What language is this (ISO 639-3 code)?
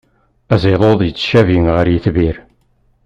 kab